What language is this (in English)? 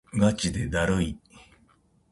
Japanese